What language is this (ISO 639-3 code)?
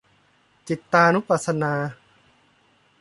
tha